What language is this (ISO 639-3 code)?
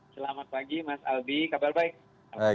ind